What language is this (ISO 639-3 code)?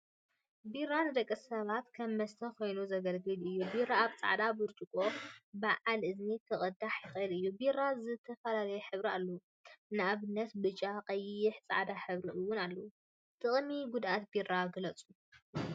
tir